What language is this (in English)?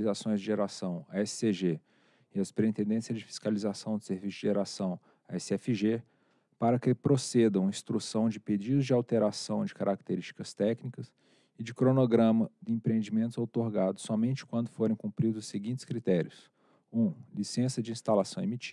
Portuguese